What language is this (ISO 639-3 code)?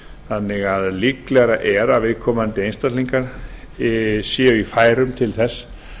isl